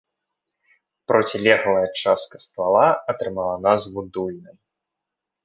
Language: Belarusian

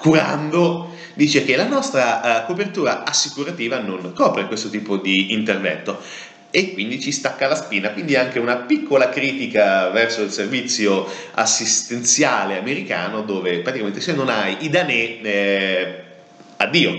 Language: Italian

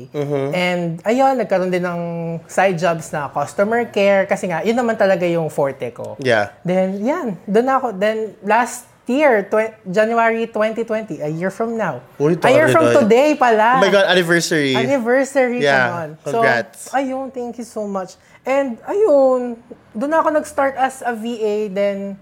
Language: Filipino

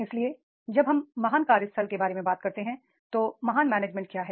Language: Hindi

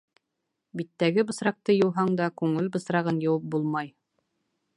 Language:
Bashkir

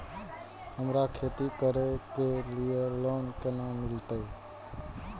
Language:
Maithili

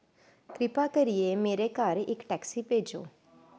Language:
Dogri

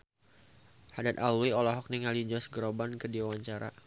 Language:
Sundanese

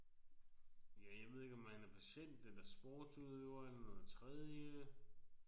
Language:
Danish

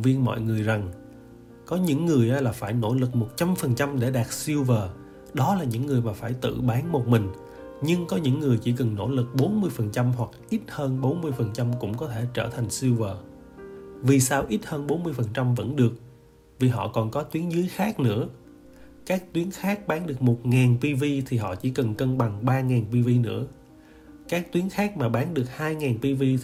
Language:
Vietnamese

